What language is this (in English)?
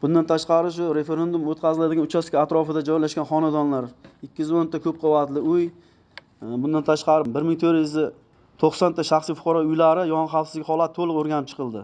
Turkish